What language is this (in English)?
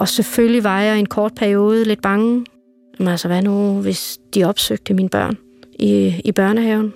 Danish